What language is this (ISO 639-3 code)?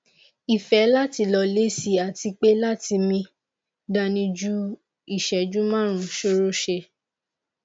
yor